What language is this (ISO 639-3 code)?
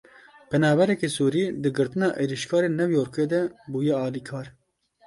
kur